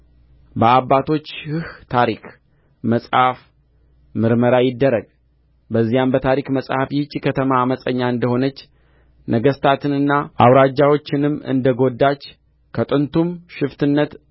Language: Amharic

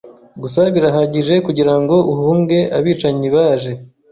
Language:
Kinyarwanda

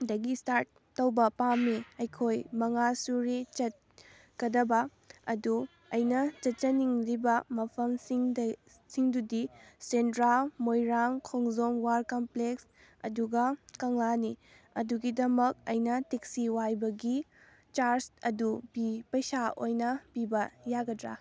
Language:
Manipuri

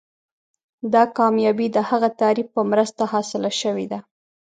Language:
Pashto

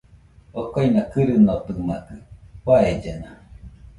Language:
Nüpode Huitoto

